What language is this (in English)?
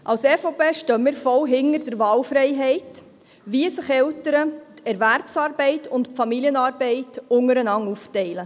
Swiss German